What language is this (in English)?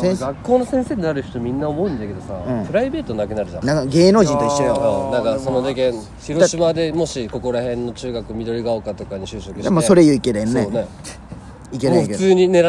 Japanese